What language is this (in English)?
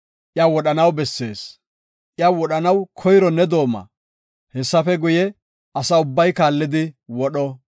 Gofa